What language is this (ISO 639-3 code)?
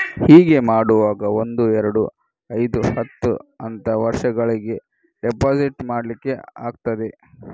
kan